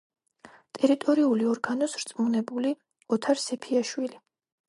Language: Georgian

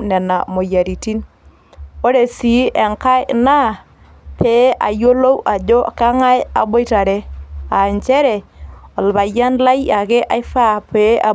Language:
Masai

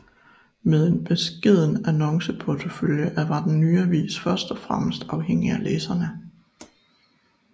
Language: Danish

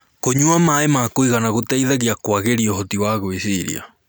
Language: Kikuyu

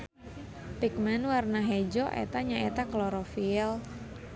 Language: Sundanese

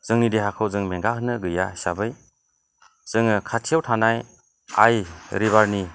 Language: Bodo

